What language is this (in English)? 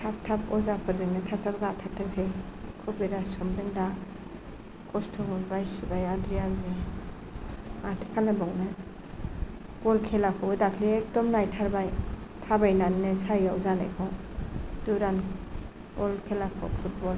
Bodo